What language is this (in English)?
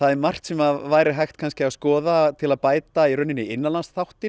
Icelandic